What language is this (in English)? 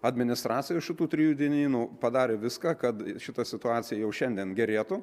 Lithuanian